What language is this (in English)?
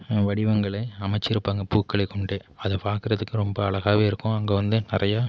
Tamil